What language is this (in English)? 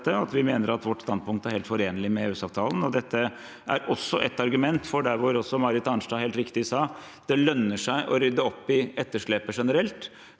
Norwegian